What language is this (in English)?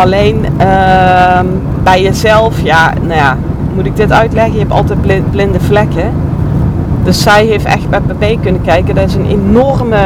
Dutch